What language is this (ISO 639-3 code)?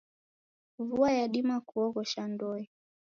dav